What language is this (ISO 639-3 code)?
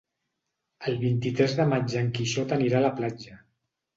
cat